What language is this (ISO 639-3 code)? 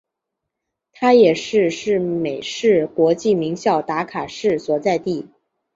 zho